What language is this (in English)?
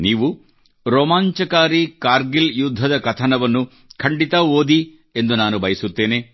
Kannada